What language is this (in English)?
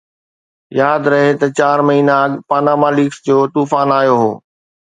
Sindhi